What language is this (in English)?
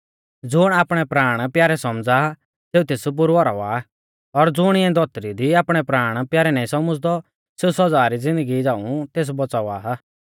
Mahasu Pahari